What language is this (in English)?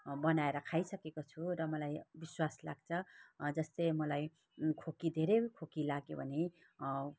Nepali